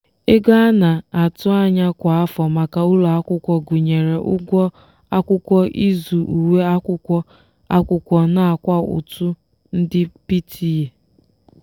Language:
Igbo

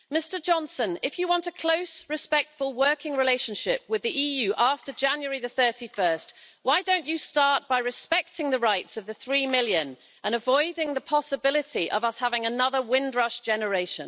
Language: English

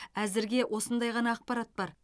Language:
Kazakh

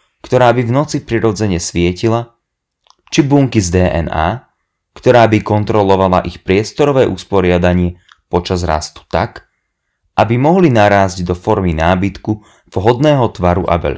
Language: Slovak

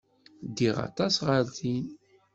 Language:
Kabyle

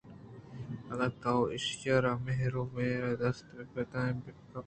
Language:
Eastern Balochi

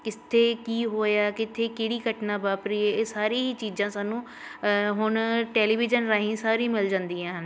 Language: Punjabi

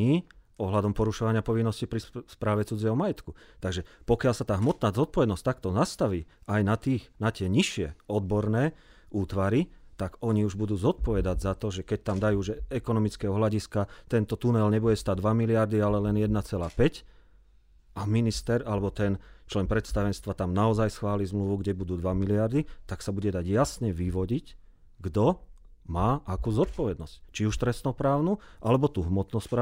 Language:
Slovak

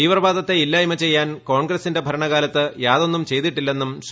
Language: Malayalam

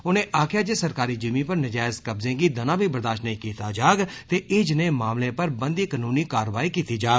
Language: Dogri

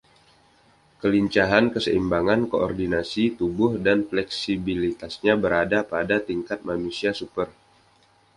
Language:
Indonesian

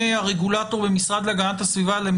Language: Hebrew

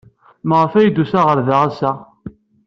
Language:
Kabyle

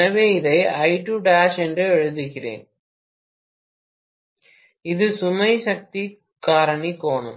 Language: Tamil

